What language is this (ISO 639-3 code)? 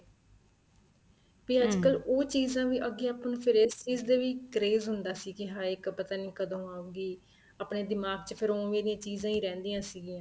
pan